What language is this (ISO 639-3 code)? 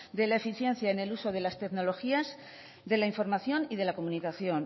spa